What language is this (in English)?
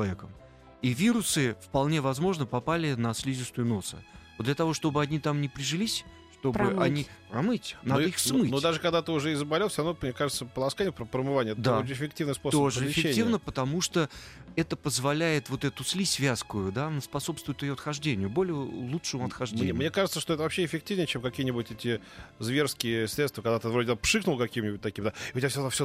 Russian